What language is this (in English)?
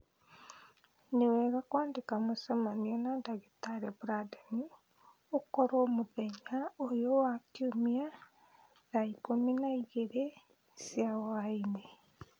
Kikuyu